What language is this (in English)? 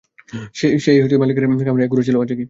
Bangla